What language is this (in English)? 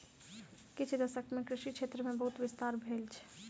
Maithili